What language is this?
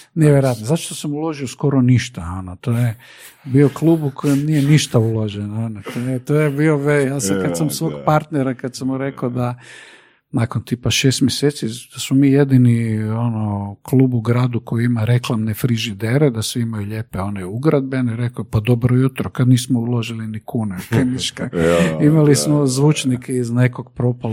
Croatian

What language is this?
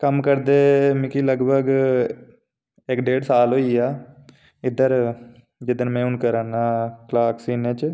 Dogri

